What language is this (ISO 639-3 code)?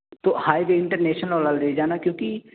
urd